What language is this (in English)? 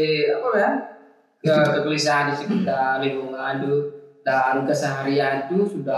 Indonesian